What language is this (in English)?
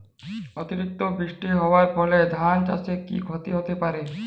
Bangla